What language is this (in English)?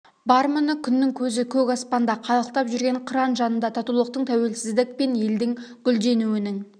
Kazakh